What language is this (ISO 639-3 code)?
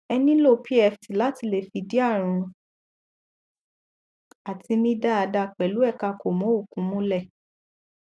yor